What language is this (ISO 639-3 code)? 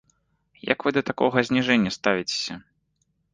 bel